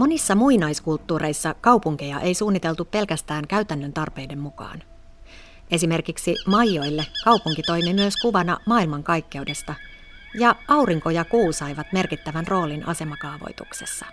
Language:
Finnish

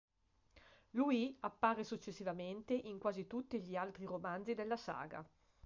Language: Italian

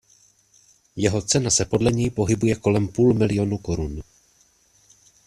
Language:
Czech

